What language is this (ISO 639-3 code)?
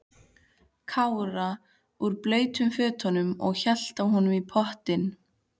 isl